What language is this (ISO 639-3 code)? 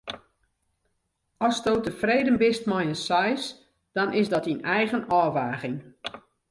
fry